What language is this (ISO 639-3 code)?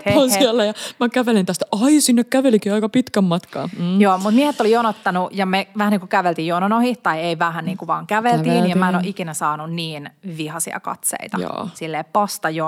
fin